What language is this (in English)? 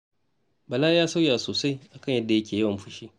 Hausa